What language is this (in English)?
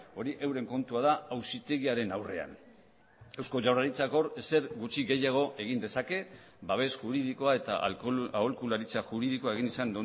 Basque